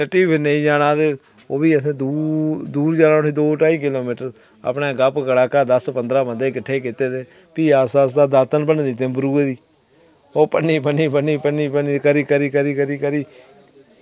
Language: Dogri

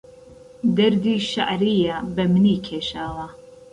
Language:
Central Kurdish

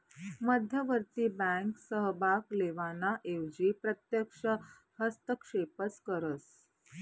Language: Marathi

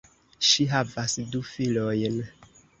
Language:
Esperanto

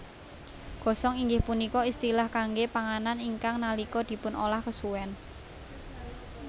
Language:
Javanese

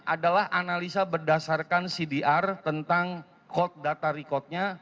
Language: Indonesian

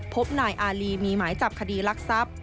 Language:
Thai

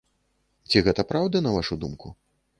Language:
Belarusian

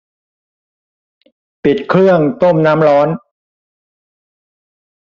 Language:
Thai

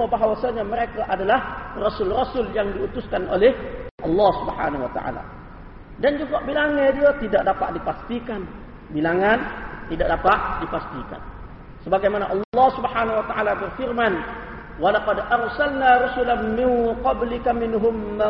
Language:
Malay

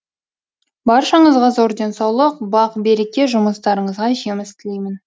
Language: Kazakh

